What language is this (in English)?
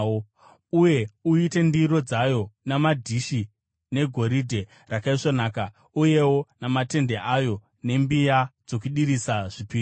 Shona